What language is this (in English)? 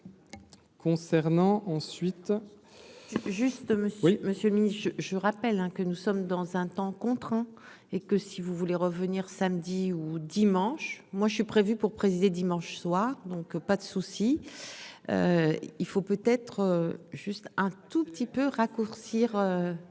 French